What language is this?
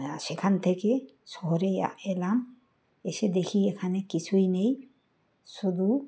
Bangla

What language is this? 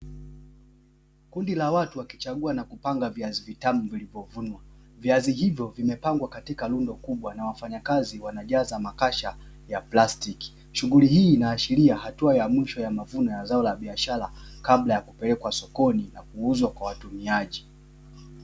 Swahili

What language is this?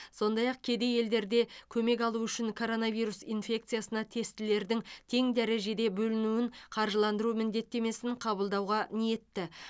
Kazakh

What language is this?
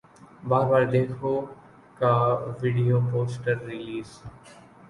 Urdu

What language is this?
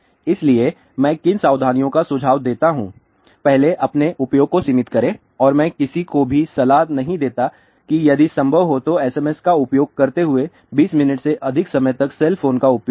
Hindi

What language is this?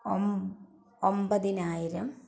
Malayalam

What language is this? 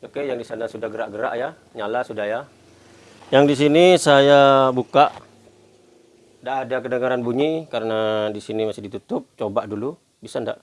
Indonesian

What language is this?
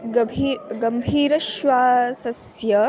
Sanskrit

